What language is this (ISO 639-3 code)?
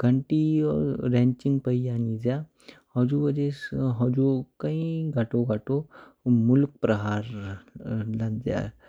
kfk